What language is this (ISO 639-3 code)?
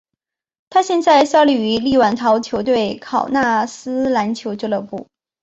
zho